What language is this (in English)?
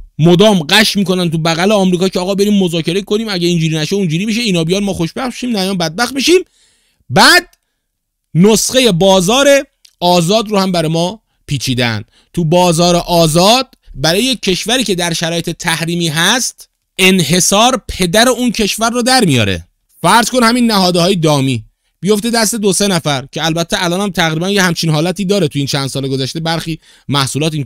Persian